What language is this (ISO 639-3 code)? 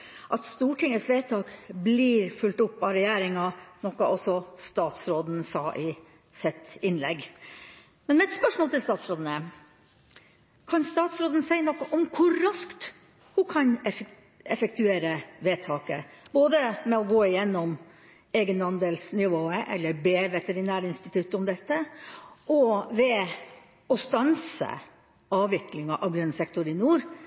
nno